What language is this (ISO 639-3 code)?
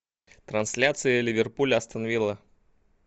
rus